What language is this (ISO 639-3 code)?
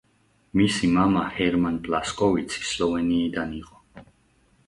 kat